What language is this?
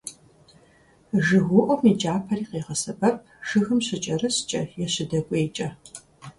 Kabardian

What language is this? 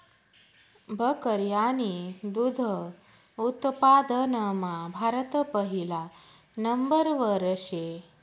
Marathi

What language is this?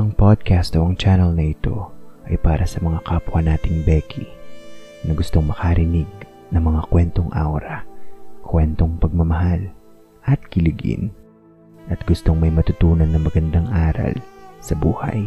Filipino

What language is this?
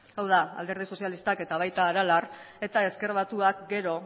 Basque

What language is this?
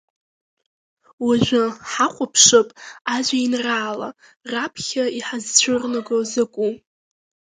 Abkhazian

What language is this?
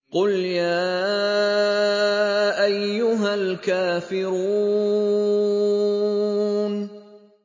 Arabic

